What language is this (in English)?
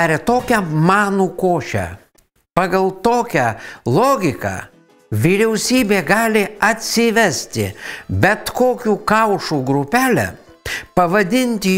Lithuanian